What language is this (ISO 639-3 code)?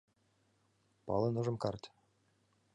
chm